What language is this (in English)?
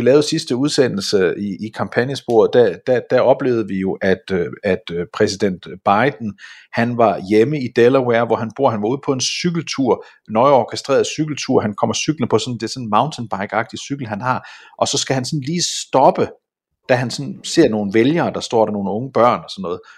Danish